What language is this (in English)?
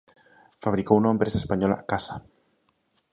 Galician